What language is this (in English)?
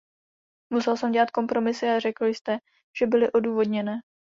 Czech